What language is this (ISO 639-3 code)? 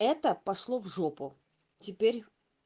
rus